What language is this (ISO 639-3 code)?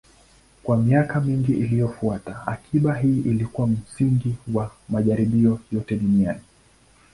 swa